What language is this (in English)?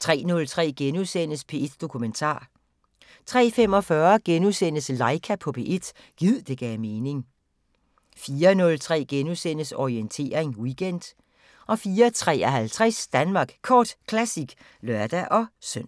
Danish